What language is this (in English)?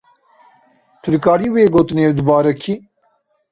Kurdish